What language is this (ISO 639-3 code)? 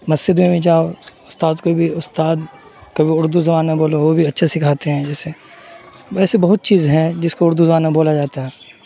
urd